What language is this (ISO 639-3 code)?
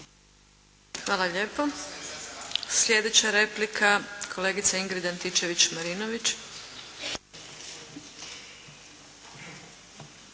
hrv